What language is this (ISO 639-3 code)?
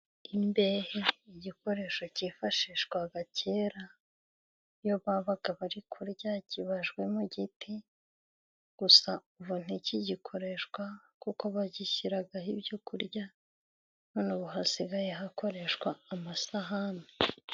kin